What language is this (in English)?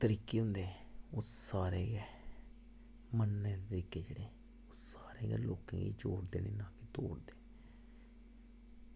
Dogri